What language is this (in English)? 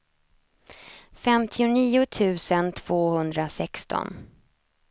Swedish